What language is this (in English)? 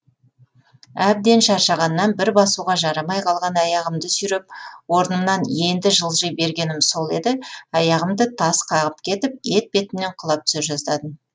Kazakh